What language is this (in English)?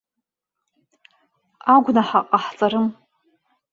Abkhazian